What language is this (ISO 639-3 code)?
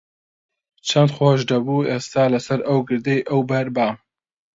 ckb